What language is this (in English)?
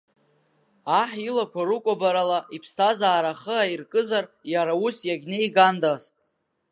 Abkhazian